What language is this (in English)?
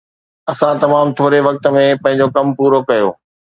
Sindhi